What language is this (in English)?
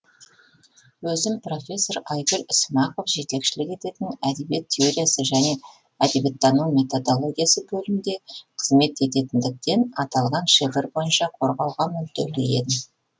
Kazakh